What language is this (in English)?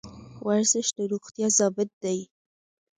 Pashto